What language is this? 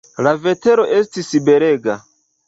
Esperanto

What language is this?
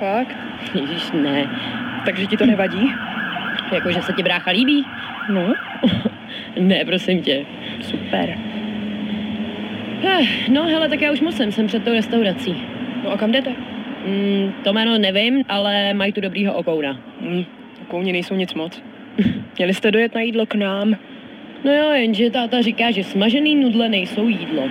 Czech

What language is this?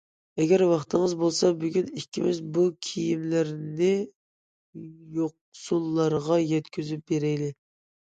Uyghur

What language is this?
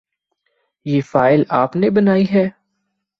Urdu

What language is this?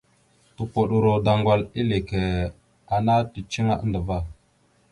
Mada (Cameroon)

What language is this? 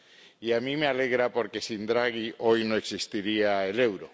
Spanish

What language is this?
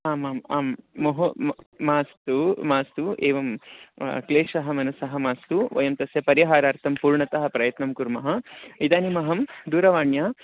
Sanskrit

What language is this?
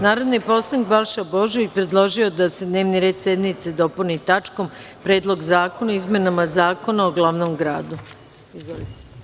Serbian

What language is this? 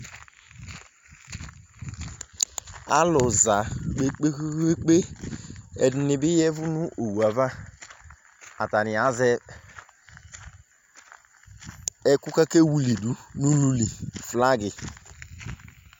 Ikposo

